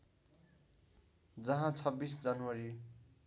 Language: Nepali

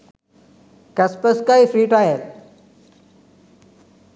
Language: Sinhala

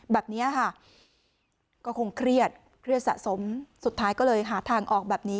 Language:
Thai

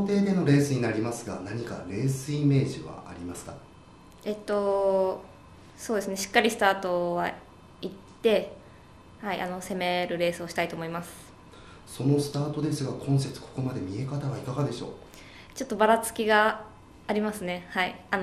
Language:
Japanese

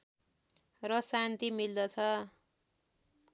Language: Nepali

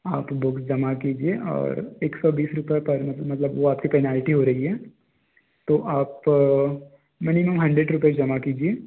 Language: Hindi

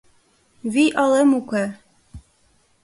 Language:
Mari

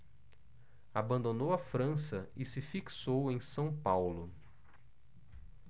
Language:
Portuguese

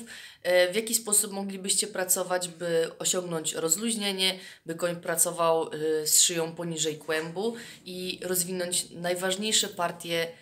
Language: Polish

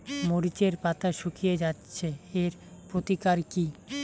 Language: Bangla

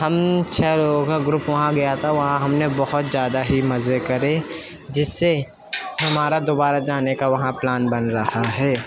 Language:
Urdu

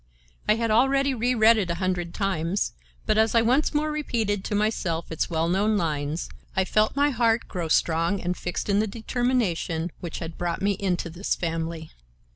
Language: English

